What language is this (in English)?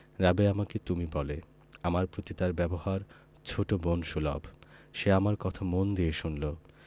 Bangla